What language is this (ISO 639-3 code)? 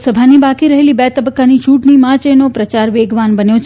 guj